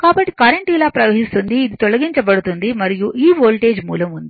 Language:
Telugu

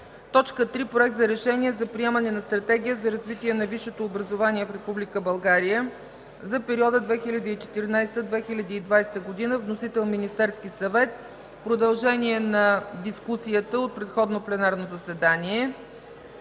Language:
Bulgarian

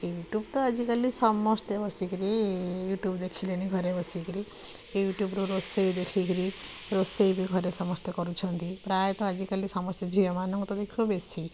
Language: Odia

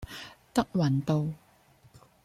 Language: Cantonese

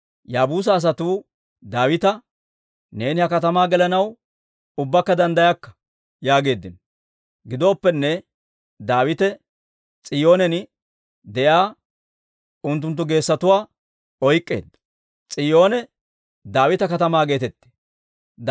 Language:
Dawro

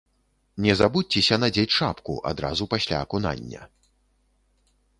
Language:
Belarusian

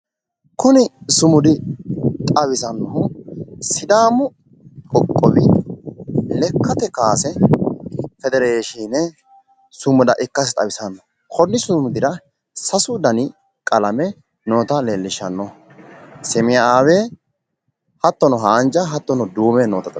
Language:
Sidamo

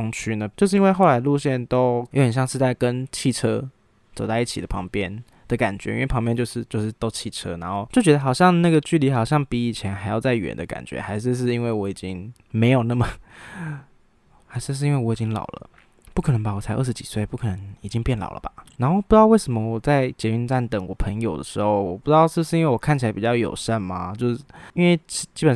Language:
Chinese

